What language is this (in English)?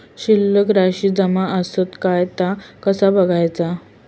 Marathi